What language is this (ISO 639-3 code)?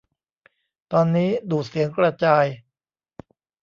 tha